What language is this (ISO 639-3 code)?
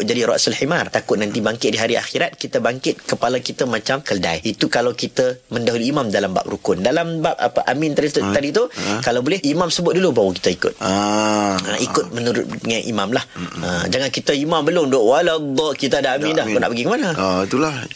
msa